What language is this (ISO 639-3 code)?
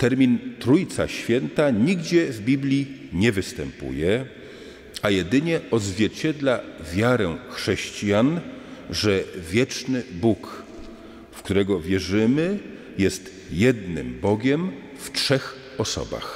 pol